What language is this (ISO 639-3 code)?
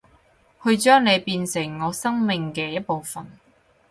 yue